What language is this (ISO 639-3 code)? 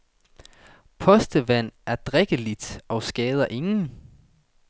dan